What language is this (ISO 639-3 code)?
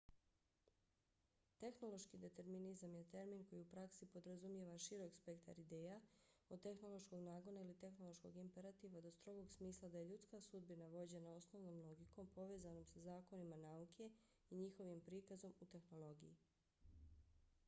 bos